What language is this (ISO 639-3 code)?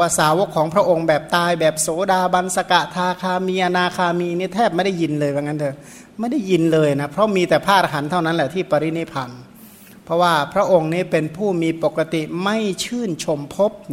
tha